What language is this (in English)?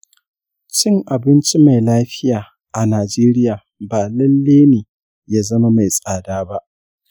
Hausa